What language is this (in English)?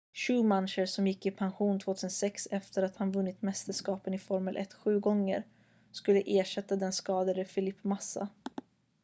Swedish